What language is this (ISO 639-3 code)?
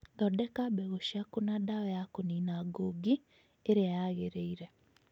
kik